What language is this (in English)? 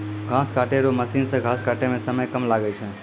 Maithili